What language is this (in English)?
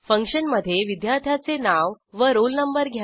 Marathi